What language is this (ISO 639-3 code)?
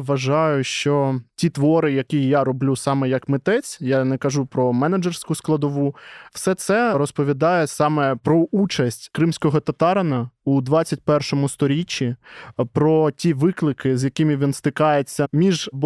ukr